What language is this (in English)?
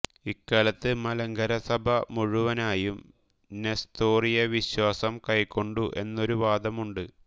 Malayalam